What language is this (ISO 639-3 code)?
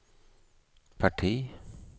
swe